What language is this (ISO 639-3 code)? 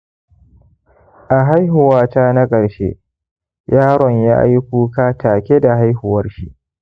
hau